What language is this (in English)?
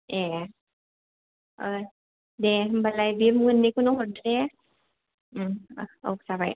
Bodo